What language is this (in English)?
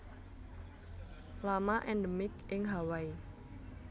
Javanese